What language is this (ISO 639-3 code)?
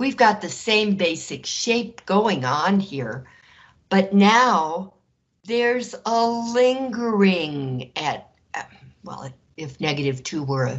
eng